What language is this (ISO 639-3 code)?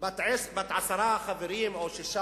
heb